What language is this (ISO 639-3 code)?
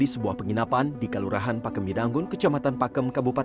ind